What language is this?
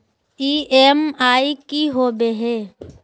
Magahi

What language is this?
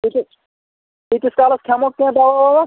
Kashmiri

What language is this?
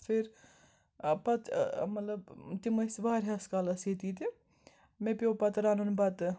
Kashmiri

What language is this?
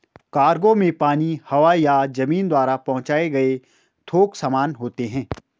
Hindi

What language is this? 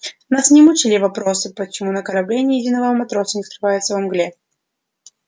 Russian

